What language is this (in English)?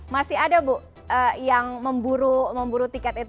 Indonesian